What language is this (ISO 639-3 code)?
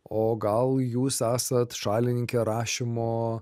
lit